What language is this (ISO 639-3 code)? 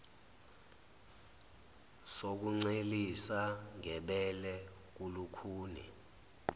zul